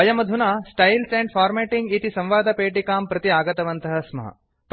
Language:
Sanskrit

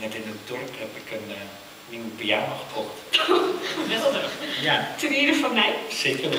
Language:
Dutch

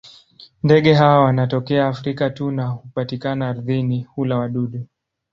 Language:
Swahili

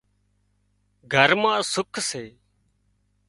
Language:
Wadiyara Koli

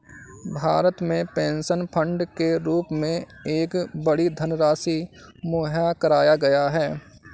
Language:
Hindi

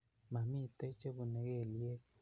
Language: Kalenjin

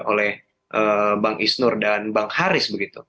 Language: Indonesian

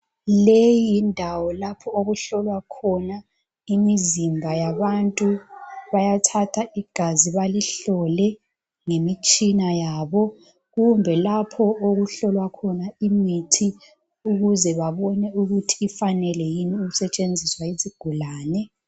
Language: North Ndebele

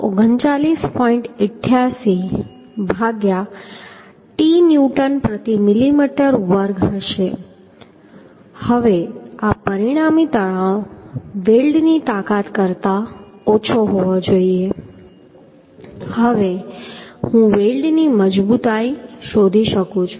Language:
Gujarati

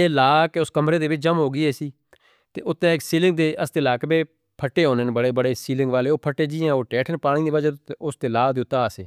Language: Northern Hindko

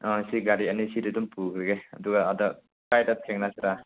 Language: Manipuri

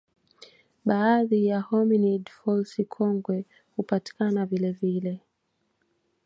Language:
Swahili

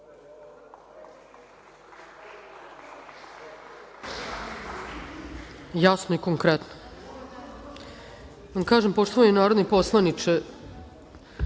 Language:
Serbian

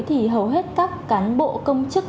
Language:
Vietnamese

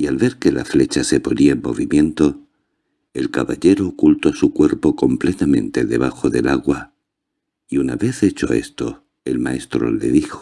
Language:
Spanish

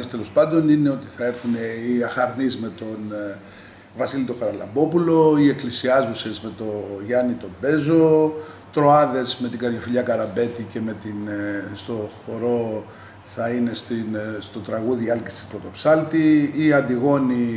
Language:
Greek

